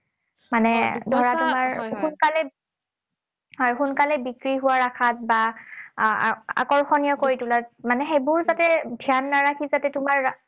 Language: Assamese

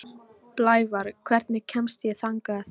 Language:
Icelandic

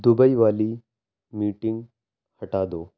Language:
Urdu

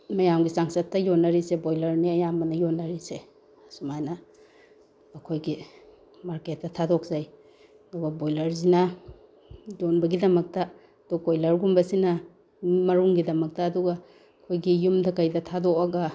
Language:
Manipuri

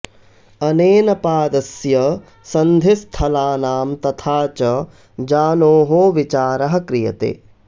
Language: Sanskrit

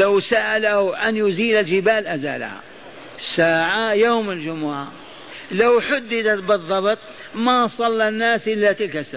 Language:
Arabic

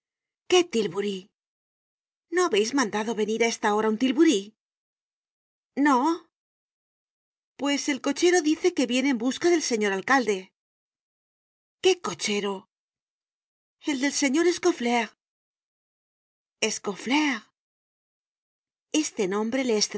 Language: Spanish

